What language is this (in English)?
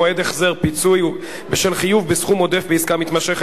Hebrew